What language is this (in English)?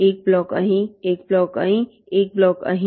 Gujarati